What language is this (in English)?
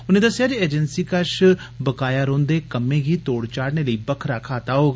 Dogri